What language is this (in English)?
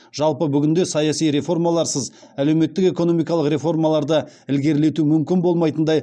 Kazakh